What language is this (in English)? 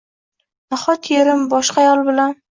Uzbek